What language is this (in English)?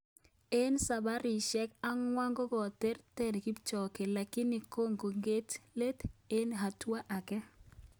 Kalenjin